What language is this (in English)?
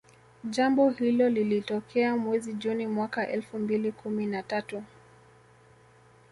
Swahili